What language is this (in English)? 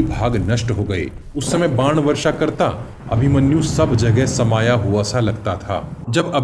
Hindi